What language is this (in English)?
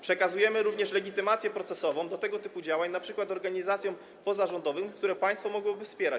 Polish